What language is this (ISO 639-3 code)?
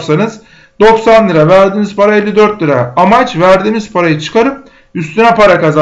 tur